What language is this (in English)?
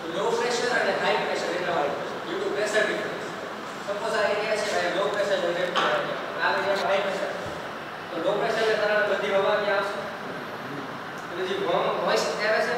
Gujarati